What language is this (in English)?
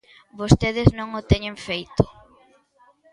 Galician